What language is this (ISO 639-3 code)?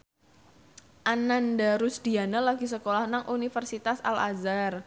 jav